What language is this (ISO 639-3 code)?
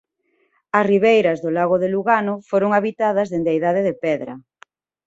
glg